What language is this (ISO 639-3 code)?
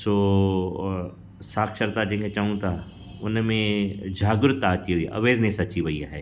snd